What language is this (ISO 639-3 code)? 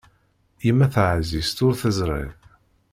kab